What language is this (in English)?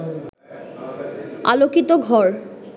Bangla